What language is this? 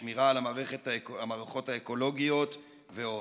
Hebrew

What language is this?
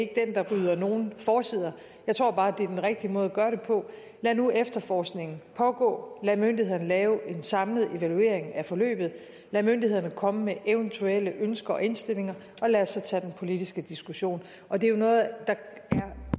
Danish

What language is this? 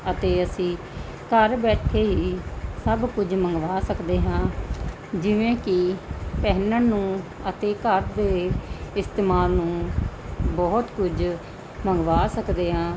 Punjabi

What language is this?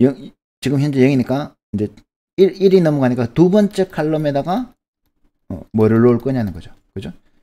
Korean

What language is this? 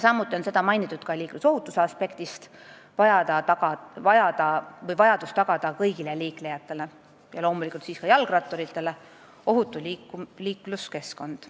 Estonian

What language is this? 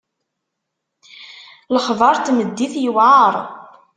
Kabyle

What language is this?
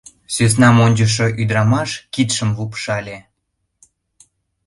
Mari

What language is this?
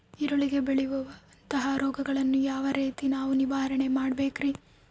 Kannada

